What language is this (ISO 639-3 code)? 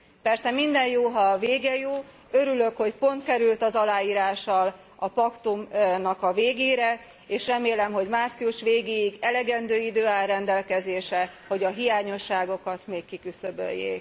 hun